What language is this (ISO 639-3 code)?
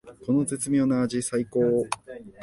jpn